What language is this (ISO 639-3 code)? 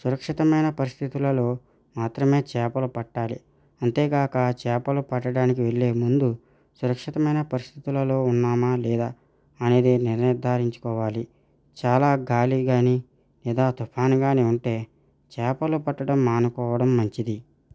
tel